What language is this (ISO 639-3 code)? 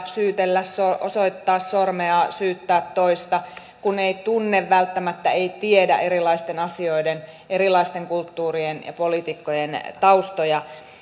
fin